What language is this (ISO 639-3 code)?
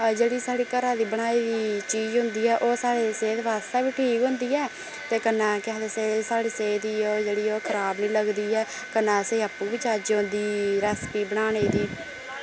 doi